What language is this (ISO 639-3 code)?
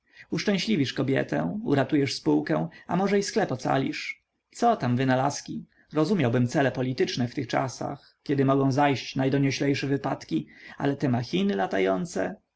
pol